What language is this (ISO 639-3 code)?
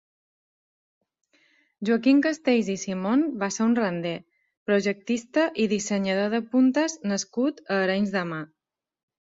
cat